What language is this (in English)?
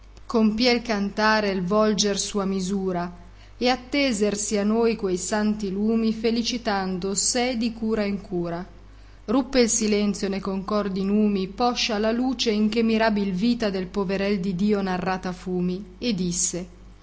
Italian